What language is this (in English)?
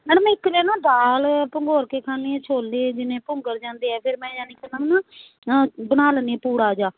Punjabi